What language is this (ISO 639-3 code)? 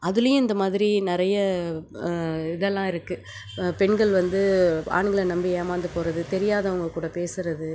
tam